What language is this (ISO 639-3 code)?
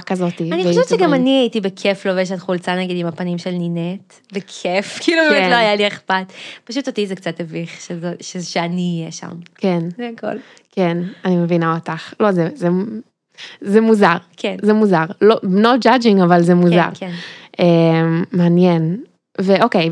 heb